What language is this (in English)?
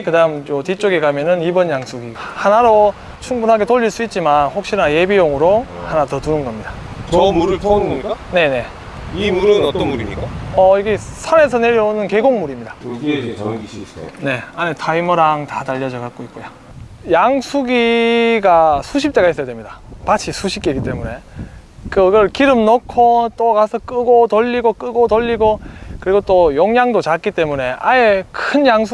Korean